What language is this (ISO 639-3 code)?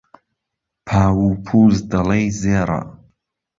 ckb